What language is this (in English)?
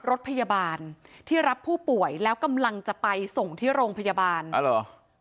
Thai